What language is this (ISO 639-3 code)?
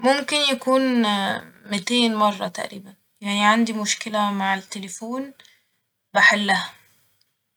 arz